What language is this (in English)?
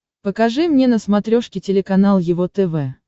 Russian